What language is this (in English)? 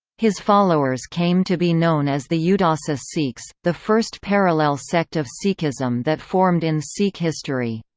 English